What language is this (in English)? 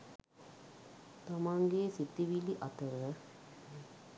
Sinhala